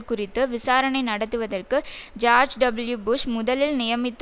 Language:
Tamil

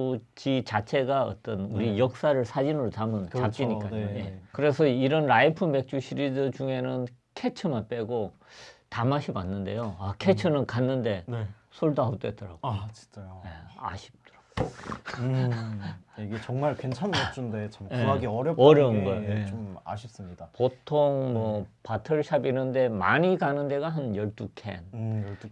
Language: Korean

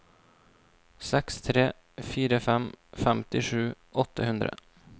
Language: Norwegian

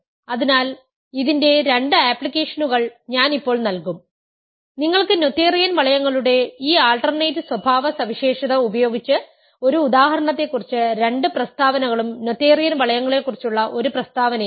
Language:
Malayalam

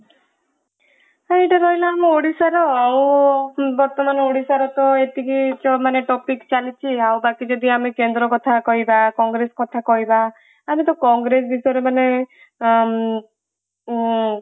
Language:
Odia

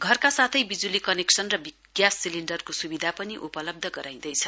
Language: Nepali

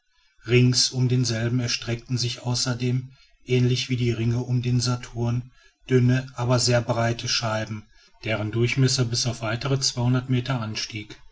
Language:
German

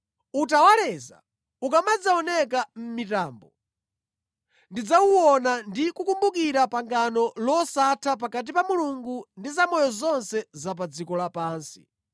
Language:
Nyanja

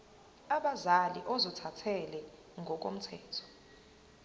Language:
Zulu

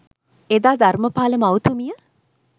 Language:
Sinhala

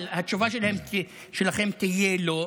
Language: Hebrew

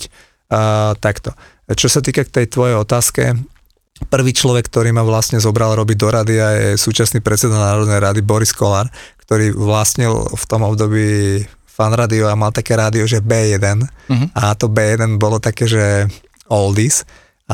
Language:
Slovak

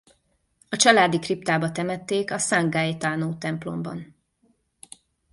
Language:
Hungarian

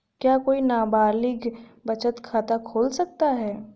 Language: Hindi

